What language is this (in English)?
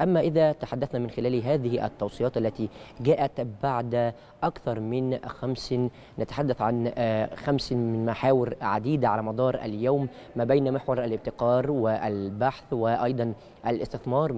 Arabic